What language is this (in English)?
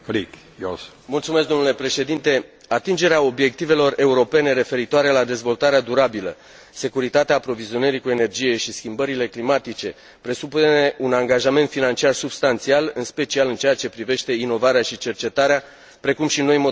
Romanian